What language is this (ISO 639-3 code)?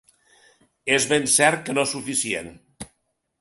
cat